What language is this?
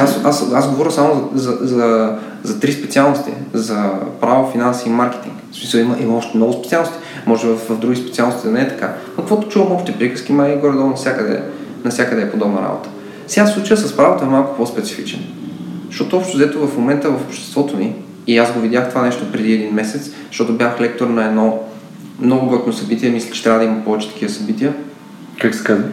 Bulgarian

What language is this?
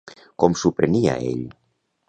Catalan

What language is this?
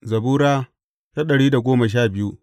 Hausa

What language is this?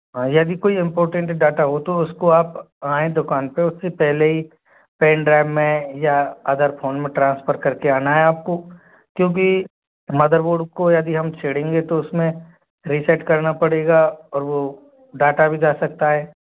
Hindi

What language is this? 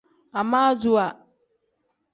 Tem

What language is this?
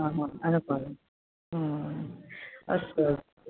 Sanskrit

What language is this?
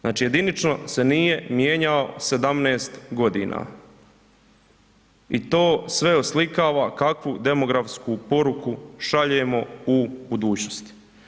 Croatian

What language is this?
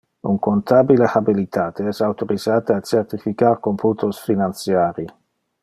Interlingua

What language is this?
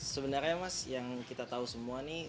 Indonesian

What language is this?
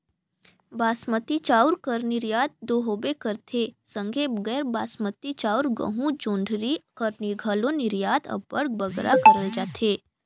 Chhattisgarhi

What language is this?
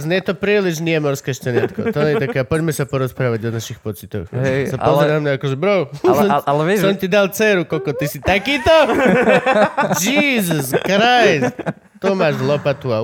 Slovak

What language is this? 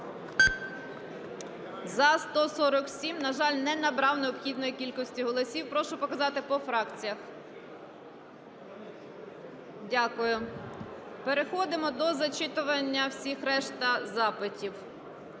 Ukrainian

